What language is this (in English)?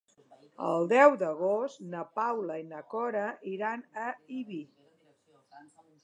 Catalan